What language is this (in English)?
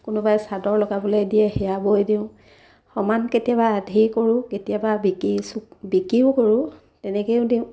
Assamese